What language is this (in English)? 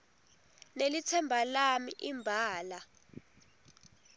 Swati